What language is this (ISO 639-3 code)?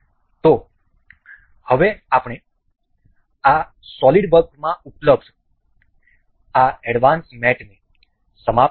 guj